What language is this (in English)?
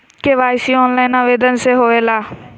Magahi